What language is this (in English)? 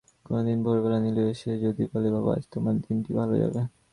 Bangla